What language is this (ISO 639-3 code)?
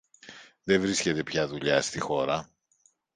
ell